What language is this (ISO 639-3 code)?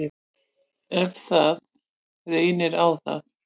isl